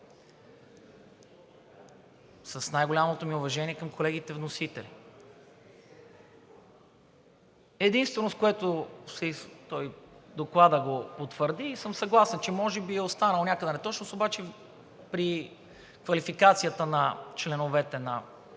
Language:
Bulgarian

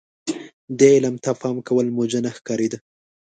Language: Pashto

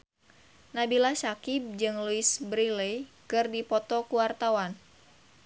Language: Sundanese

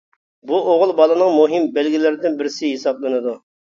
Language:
Uyghur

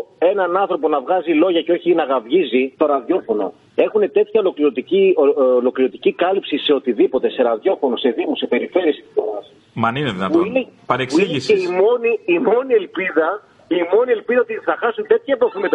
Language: Greek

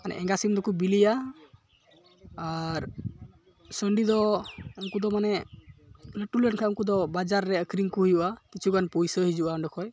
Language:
Santali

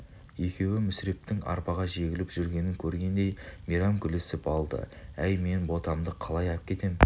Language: Kazakh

